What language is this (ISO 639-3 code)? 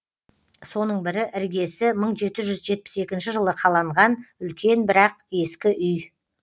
kaz